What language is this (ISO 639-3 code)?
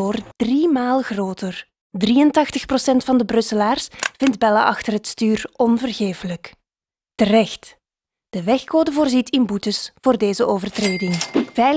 nld